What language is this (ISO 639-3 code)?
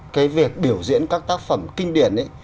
vie